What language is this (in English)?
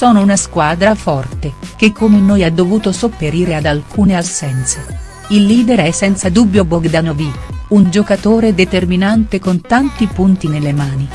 Italian